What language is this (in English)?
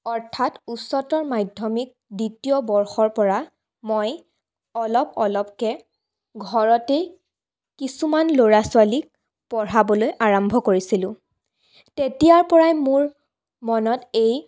Assamese